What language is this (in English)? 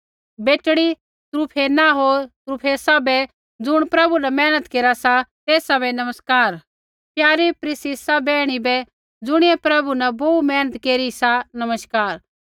Kullu Pahari